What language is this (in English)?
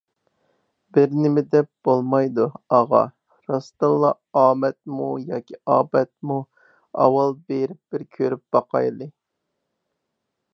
Uyghur